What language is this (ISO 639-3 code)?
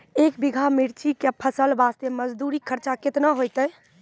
mai